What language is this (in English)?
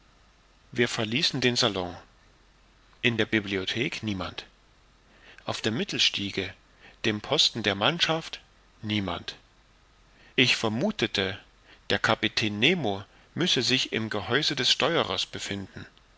German